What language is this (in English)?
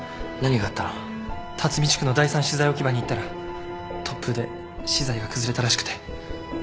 Japanese